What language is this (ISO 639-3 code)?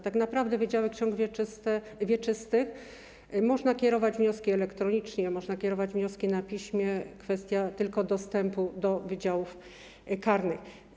pol